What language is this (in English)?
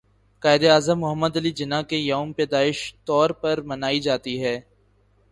Urdu